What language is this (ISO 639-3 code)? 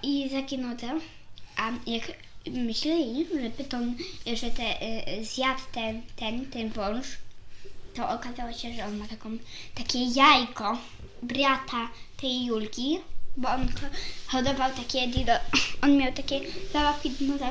pol